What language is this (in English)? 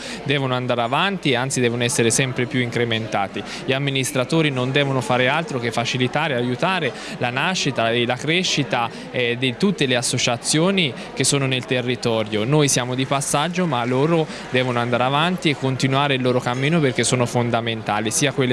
Italian